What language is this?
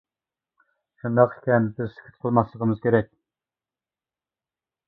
Uyghur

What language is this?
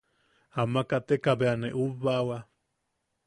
Yaqui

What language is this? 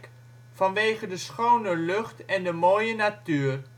Dutch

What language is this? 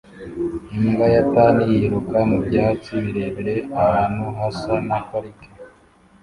Kinyarwanda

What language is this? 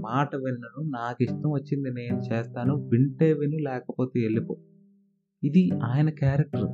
Telugu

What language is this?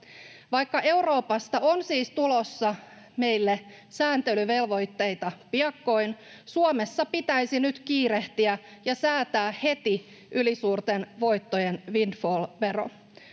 Finnish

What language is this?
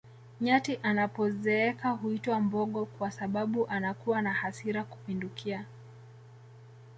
Swahili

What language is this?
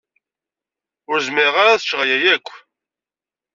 Kabyle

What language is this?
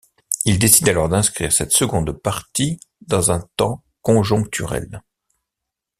French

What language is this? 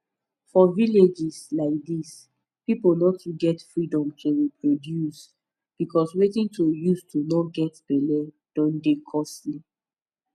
Nigerian Pidgin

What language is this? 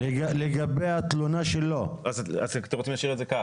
Hebrew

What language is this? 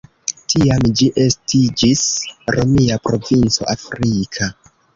Esperanto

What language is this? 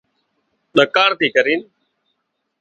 Wadiyara Koli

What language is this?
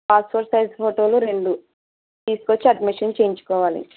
Telugu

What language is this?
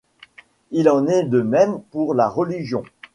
French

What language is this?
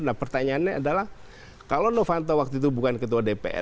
Indonesian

